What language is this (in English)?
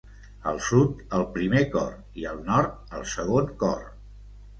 Catalan